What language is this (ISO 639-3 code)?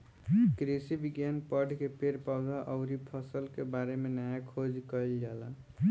bho